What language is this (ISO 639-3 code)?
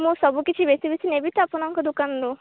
ori